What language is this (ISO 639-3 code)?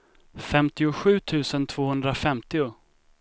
swe